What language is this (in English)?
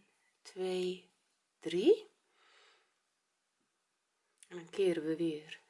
Dutch